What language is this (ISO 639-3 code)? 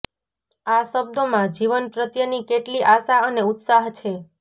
guj